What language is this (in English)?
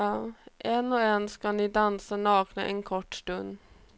Swedish